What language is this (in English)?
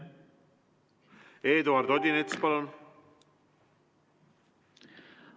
Estonian